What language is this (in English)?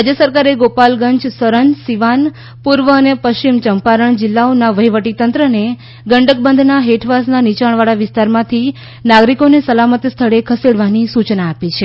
Gujarati